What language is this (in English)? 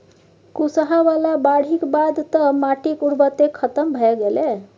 Maithili